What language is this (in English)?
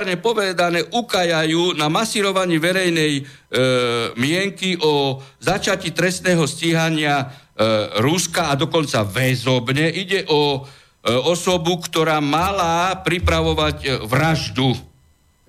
Slovak